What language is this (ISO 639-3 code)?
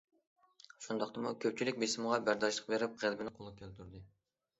uig